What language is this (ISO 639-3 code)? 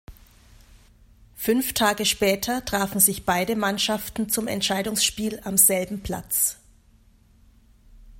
deu